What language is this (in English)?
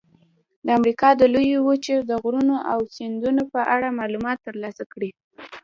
Pashto